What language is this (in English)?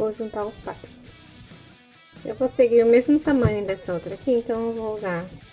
Portuguese